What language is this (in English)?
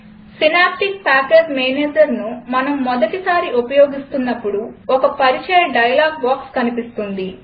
Telugu